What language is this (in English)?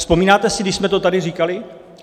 Czech